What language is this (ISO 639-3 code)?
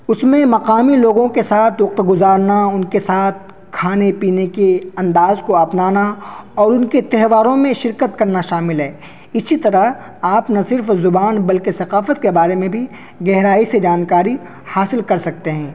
urd